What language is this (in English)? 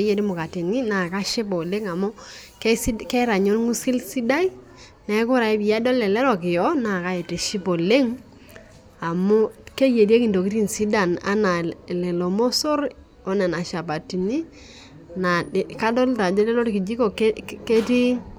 Masai